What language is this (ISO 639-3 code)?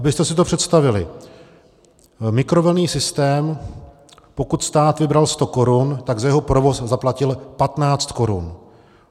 ces